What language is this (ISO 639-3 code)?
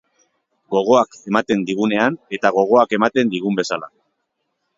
eus